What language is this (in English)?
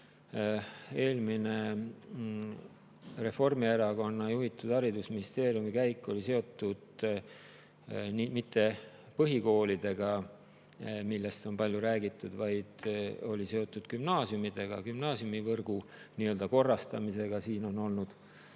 Estonian